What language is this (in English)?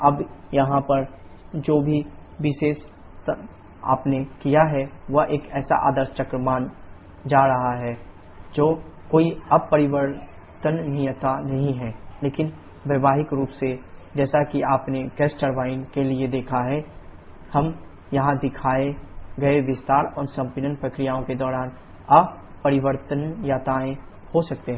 Hindi